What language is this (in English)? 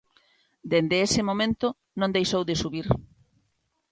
Galician